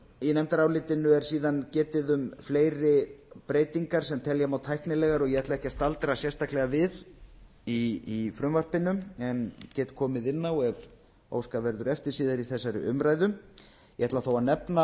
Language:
Icelandic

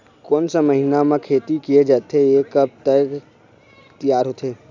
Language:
Chhattisgarhi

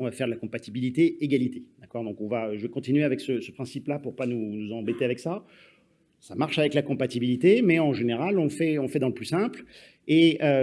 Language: French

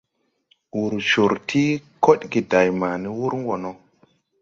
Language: Tupuri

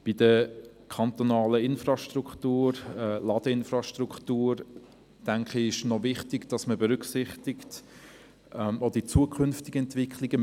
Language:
Swiss German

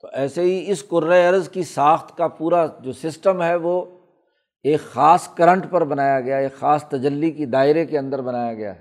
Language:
Urdu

